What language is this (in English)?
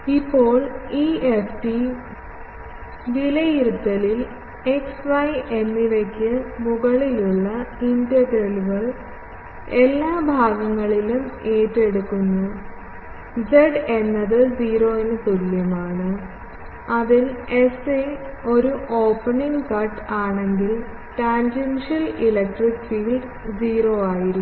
Malayalam